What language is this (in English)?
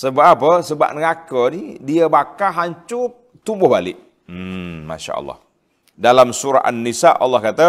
Malay